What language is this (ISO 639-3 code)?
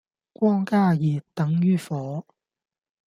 yue